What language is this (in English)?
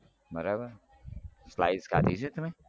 Gujarati